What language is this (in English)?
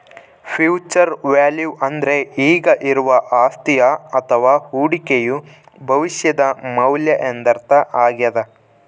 Kannada